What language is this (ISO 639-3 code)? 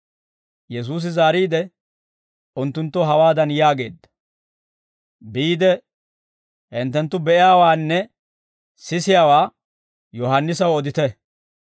dwr